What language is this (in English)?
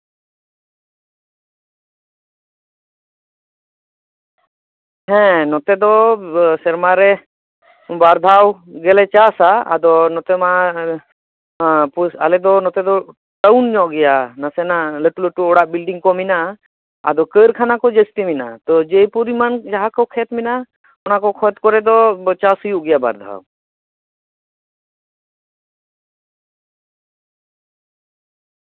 Santali